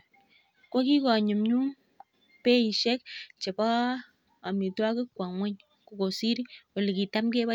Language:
Kalenjin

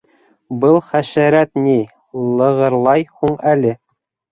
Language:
Bashkir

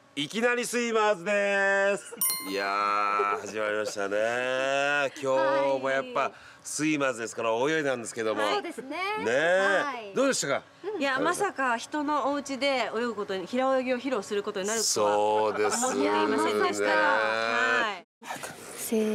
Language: Japanese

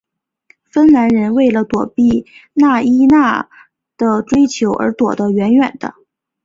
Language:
Chinese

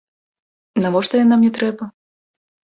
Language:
Belarusian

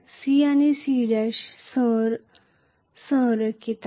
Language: Marathi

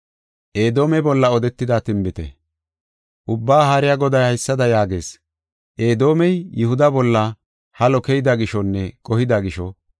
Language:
Gofa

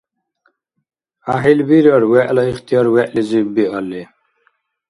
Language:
Dargwa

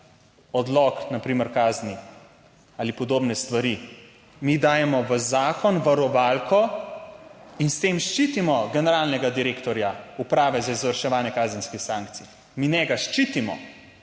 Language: Slovenian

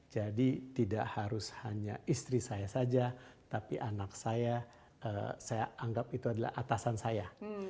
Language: Indonesian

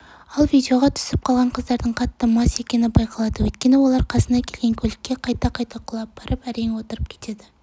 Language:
Kazakh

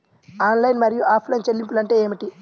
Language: Telugu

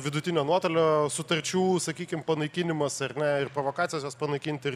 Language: Lithuanian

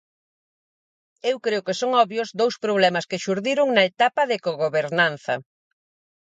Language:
Galician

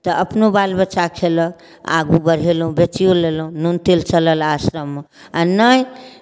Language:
Maithili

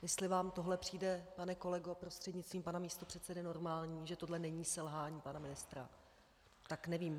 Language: Czech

